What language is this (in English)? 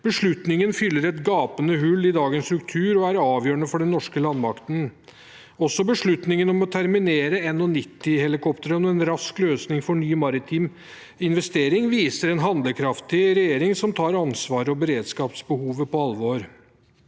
Norwegian